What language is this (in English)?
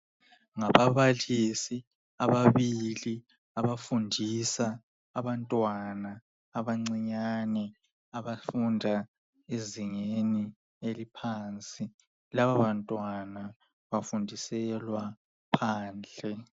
North Ndebele